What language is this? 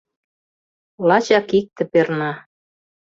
Mari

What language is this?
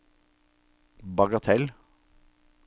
Norwegian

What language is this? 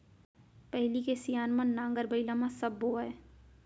Chhattisgarhi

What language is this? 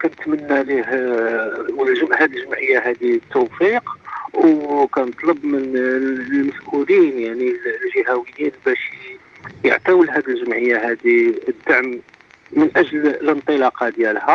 Arabic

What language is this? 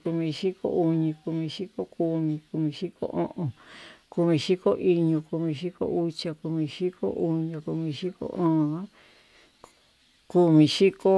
Tututepec Mixtec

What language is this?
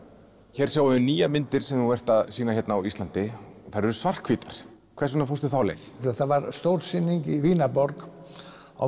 Icelandic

